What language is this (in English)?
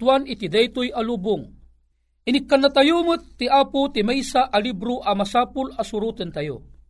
Filipino